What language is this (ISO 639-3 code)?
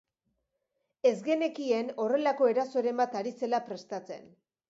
eus